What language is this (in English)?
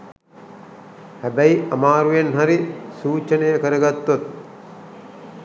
Sinhala